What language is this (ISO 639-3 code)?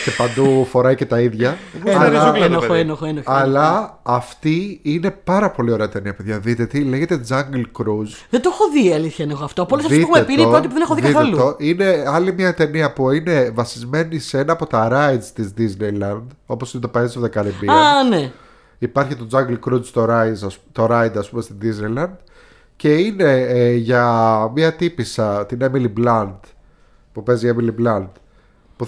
ell